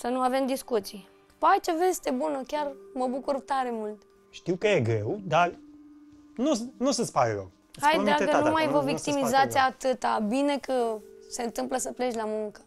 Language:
Romanian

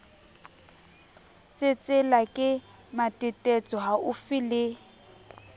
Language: Southern Sotho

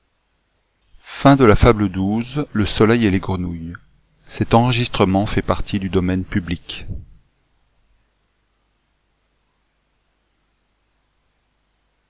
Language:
French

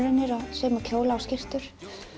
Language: Icelandic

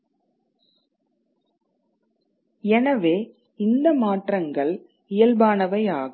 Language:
Tamil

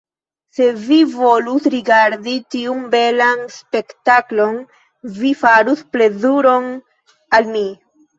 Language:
Esperanto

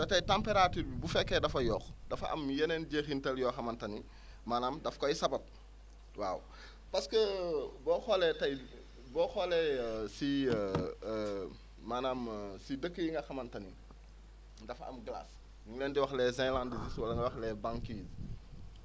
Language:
Wolof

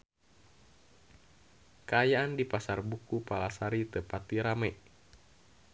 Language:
Sundanese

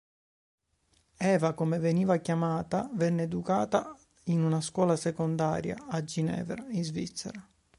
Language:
Italian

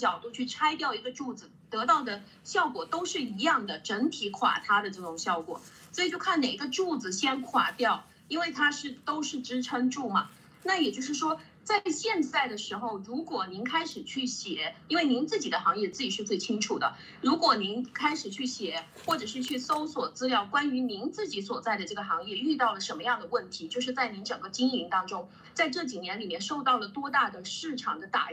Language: Chinese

